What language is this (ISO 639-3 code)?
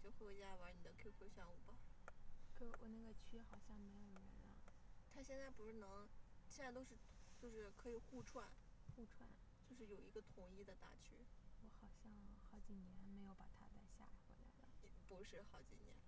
zho